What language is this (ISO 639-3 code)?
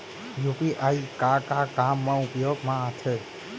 hne